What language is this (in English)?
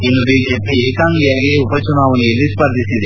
Kannada